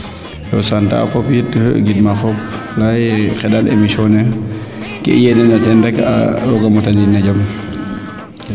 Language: Serer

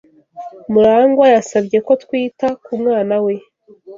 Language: Kinyarwanda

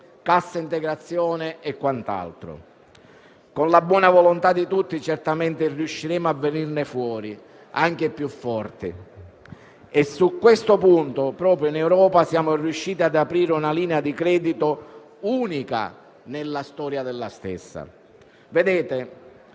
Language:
Italian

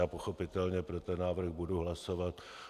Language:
Czech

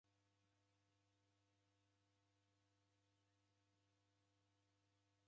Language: Taita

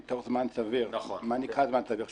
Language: Hebrew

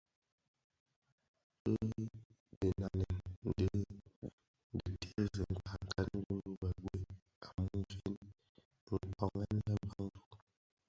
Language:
Bafia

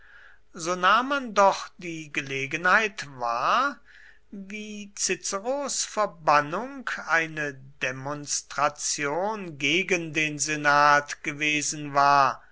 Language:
German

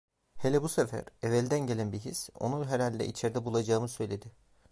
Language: Turkish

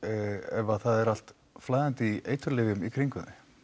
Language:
Icelandic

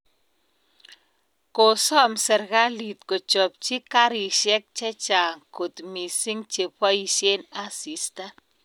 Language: Kalenjin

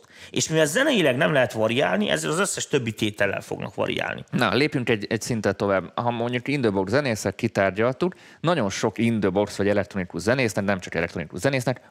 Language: Hungarian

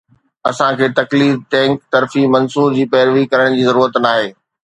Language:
Sindhi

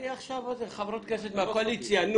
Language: Hebrew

